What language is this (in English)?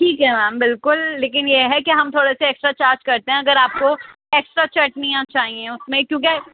Urdu